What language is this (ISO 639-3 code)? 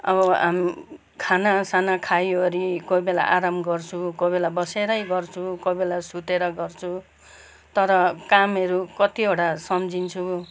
nep